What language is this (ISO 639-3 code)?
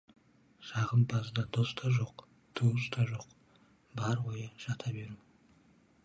kaz